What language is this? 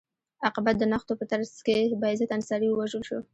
Pashto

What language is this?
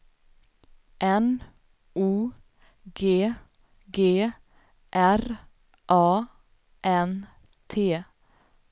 Swedish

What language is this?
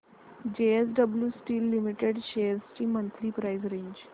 Marathi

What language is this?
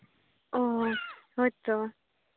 Santali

